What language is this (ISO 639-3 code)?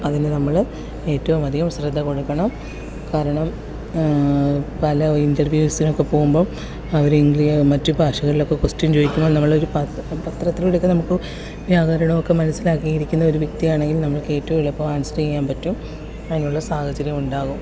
mal